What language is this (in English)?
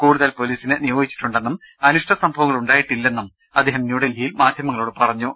Malayalam